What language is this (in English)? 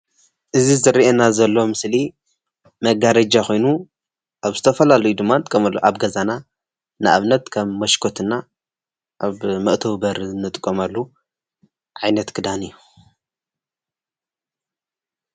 Tigrinya